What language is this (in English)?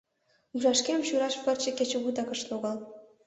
Mari